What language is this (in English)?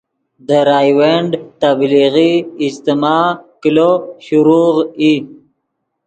Yidgha